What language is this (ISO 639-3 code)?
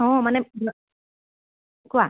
asm